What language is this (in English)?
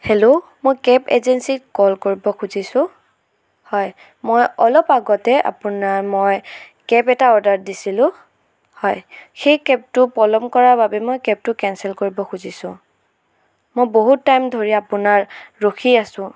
Assamese